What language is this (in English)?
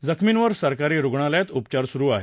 Marathi